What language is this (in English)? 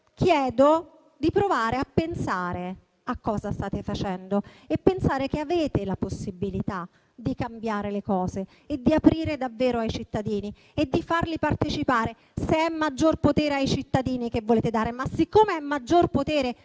Italian